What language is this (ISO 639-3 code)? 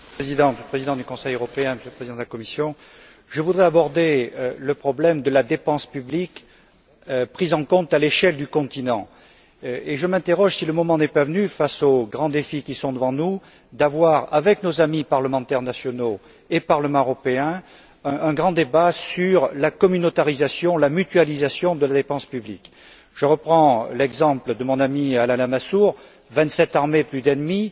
fra